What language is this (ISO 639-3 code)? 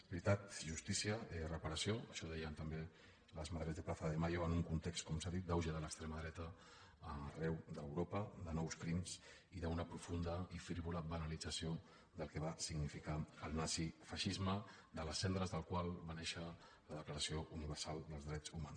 cat